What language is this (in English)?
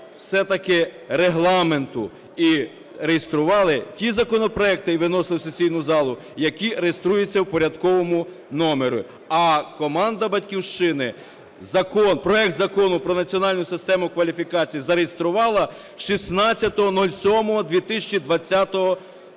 Ukrainian